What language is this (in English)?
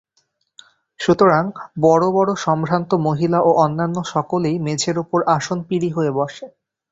Bangla